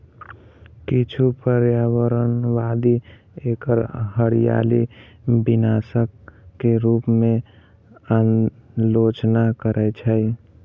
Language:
Maithili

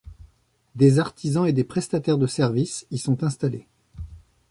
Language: French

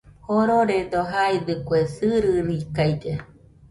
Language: Nüpode Huitoto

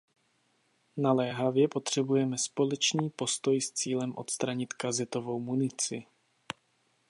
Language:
Czech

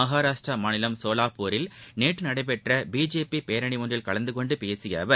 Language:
Tamil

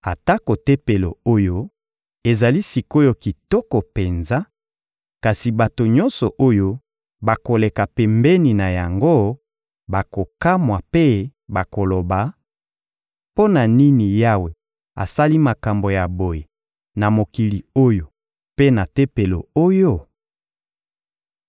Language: Lingala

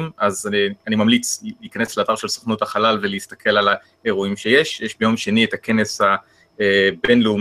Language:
Hebrew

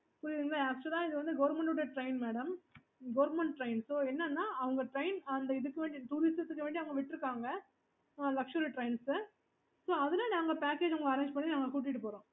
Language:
Tamil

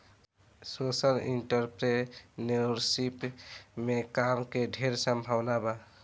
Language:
Bhojpuri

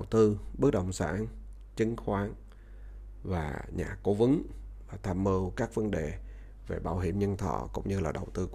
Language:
Vietnamese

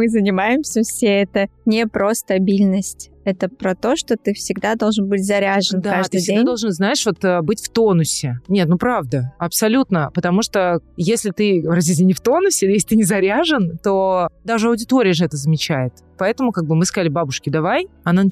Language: Russian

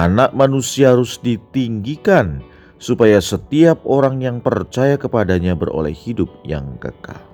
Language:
Indonesian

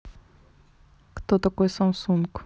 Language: Russian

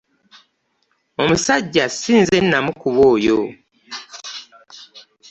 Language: Ganda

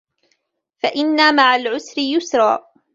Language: Arabic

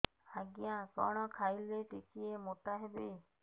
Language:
Odia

